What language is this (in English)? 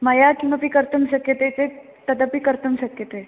Sanskrit